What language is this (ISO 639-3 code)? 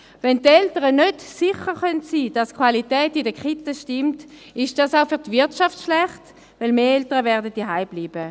gsw